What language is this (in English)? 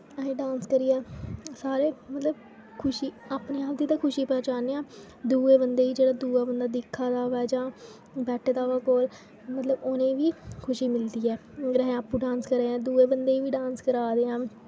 Dogri